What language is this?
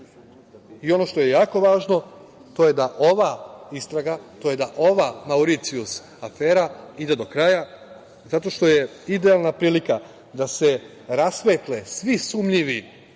Serbian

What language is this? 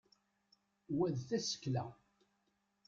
Kabyle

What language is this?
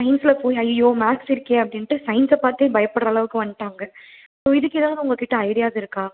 Tamil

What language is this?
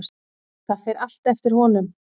Icelandic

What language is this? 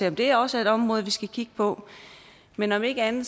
Danish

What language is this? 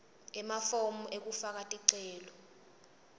Swati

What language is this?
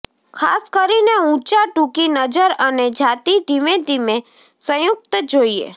Gujarati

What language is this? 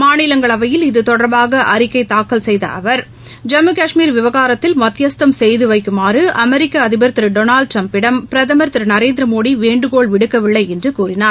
Tamil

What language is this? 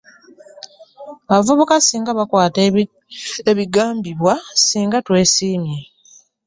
Ganda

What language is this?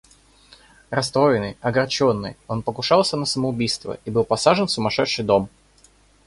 Russian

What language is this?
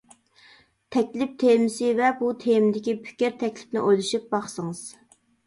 Uyghur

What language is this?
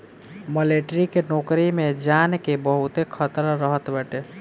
Bhojpuri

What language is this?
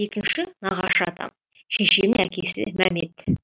Kazakh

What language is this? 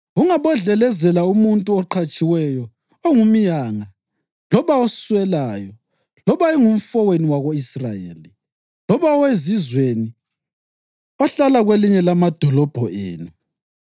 North Ndebele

